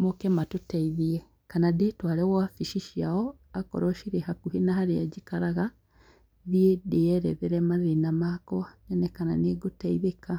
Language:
Kikuyu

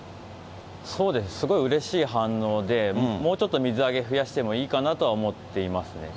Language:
Japanese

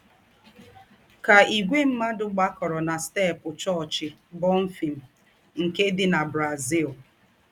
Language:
Igbo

